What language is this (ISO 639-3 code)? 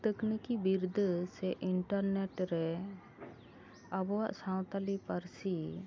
sat